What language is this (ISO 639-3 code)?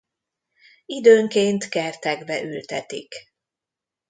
hun